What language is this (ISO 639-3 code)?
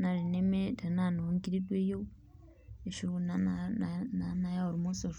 mas